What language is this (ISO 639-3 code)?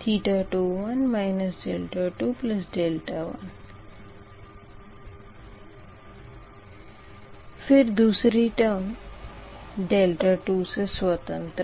hin